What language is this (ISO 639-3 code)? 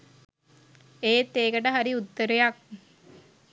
sin